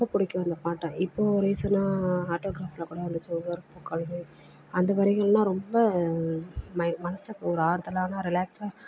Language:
Tamil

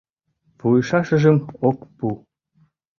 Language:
Mari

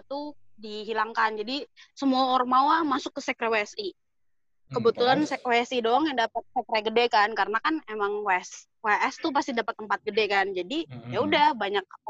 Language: Indonesian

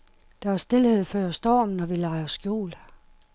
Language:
Danish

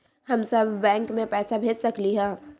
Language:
Magahi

